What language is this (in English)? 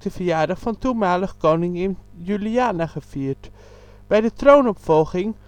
Dutch